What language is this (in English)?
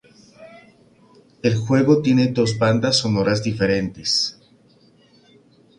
Spanish